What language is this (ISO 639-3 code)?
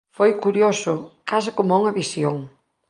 glg